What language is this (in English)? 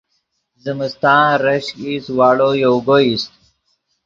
Yidgha